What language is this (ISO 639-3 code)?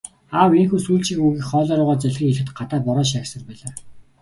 mon